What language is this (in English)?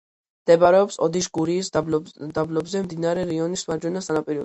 Georgian